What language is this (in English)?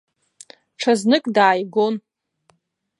Abkhazian